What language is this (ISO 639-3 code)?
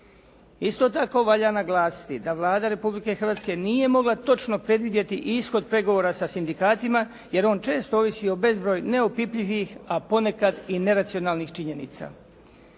hrv